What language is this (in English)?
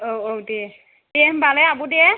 Bodo